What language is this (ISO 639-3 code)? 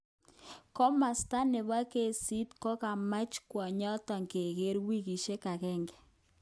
kln